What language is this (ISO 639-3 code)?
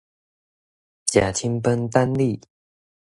nan